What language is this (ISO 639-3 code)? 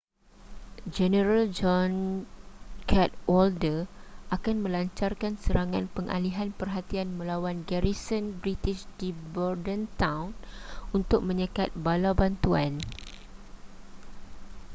msa